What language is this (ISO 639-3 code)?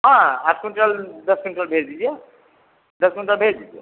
hin